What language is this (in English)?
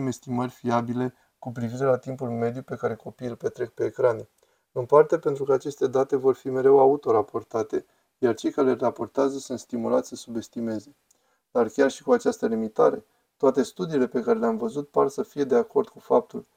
Romanian